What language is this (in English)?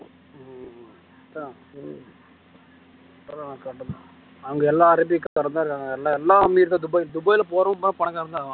Tamil